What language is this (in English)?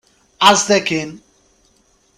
Kabyle